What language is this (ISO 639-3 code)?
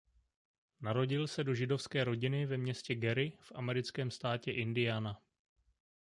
ces